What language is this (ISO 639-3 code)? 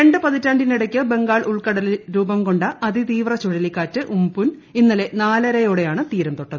mal